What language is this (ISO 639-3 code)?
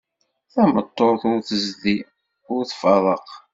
kab